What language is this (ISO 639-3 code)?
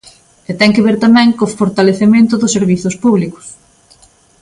glg